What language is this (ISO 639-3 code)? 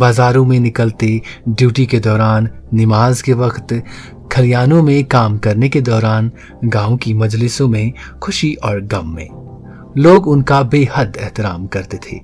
urd